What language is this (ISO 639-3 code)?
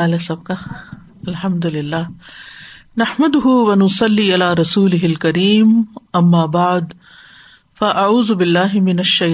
urd